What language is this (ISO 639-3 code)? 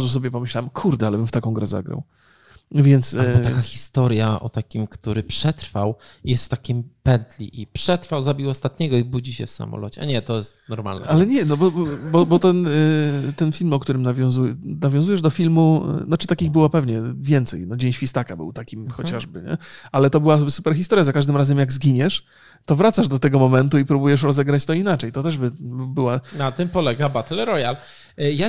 pol